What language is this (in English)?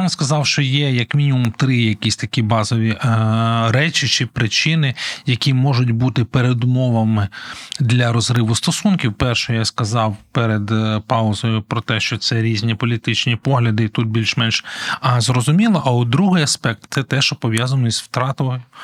Ukrainian